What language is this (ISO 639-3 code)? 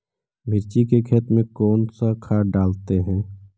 mag